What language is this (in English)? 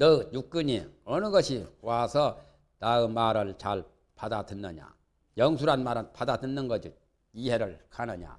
Korean